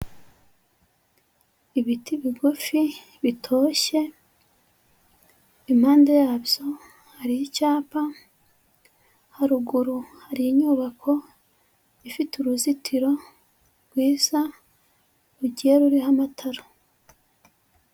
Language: Kinyarwanda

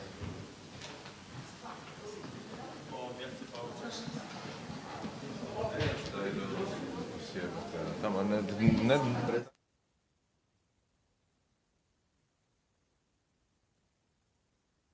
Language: Croatian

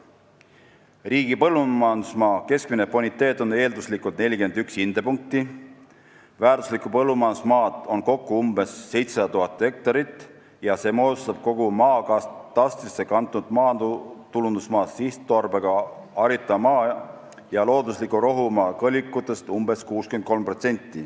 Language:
Estonian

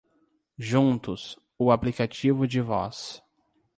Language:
Portuguese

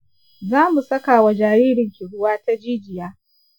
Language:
Hausa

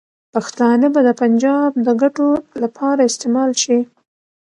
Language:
Pashto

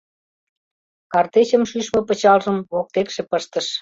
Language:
Mari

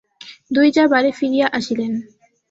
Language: Bangla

